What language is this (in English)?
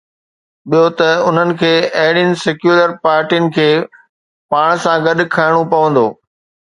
Sindhi